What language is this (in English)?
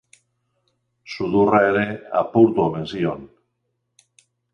Basque